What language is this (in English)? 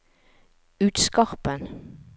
Norwegian